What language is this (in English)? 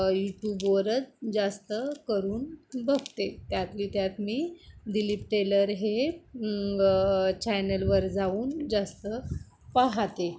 Marathi